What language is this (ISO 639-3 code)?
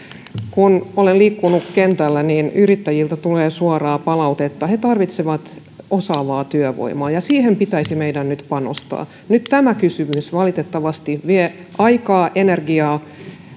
fin